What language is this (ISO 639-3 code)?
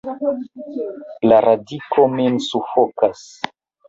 epo